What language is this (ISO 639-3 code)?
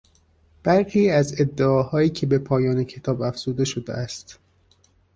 fas